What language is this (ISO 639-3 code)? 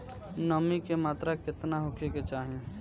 bho